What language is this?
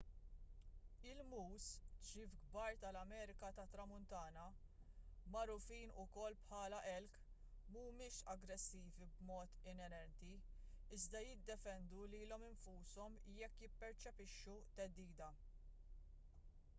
Maltese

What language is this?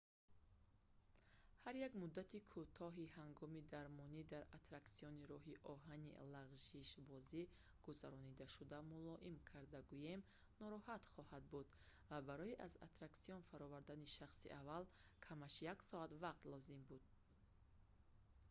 Tajik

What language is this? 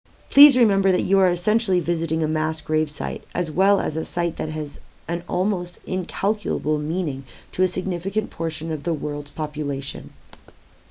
English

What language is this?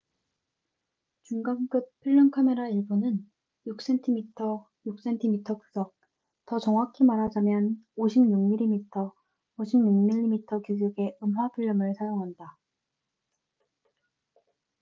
Korean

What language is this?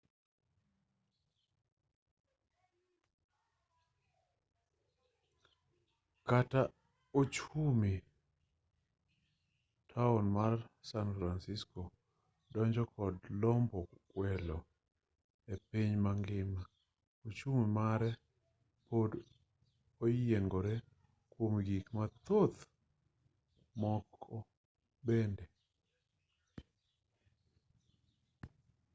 Luo (Kenya and Tanzania)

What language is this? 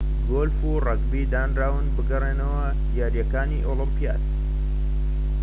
Central Kurdish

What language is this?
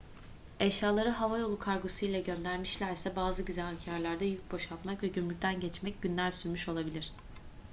Turkish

